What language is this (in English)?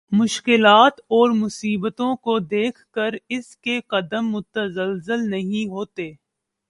Urdu